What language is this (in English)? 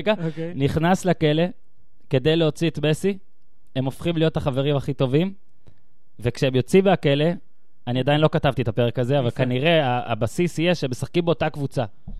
Hebrew